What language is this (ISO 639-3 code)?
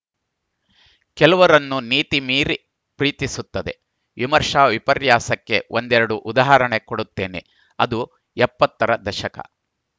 kan